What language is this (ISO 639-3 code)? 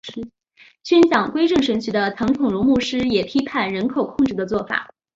zho